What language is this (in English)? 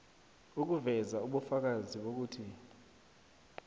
South Ndebele